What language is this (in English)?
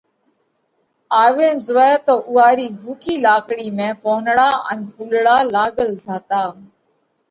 Parkari Koli